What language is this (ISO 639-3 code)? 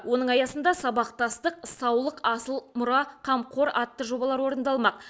kaz